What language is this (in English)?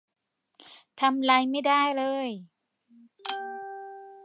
Thai